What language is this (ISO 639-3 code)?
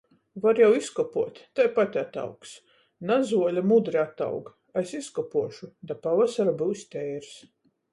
ltg